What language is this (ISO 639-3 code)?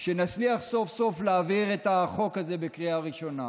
heb